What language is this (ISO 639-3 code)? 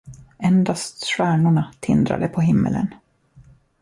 swe